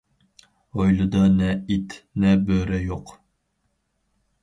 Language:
Uyghur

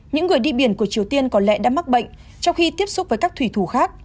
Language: Vietnamese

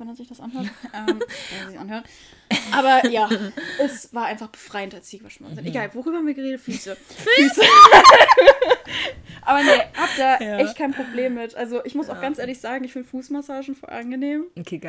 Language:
German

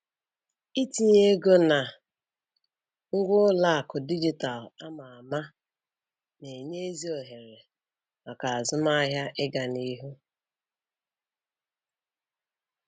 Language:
Igbo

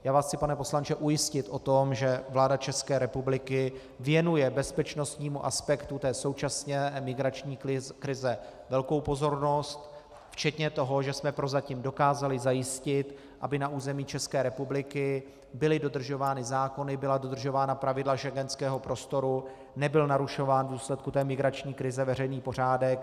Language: Czech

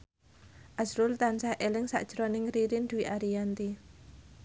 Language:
Javanese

